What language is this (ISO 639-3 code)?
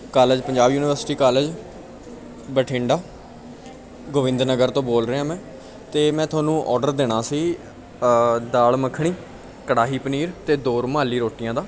pan